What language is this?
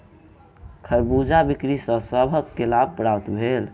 Maithili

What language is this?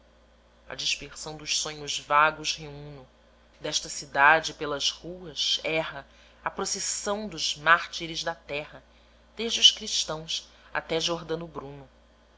Portuguese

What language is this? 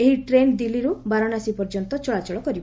Odia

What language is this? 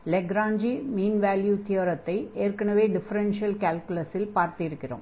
Tamil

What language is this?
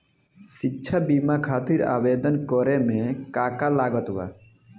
Bhojpuri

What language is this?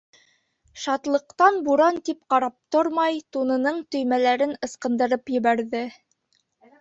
Bashkir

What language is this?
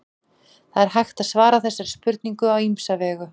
Icelandic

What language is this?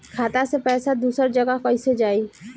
Bhojpuri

